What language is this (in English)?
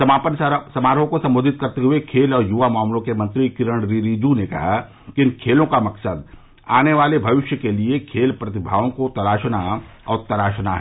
Hindi